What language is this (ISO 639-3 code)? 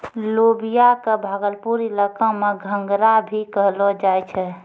mai